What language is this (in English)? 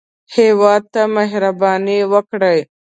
Pashto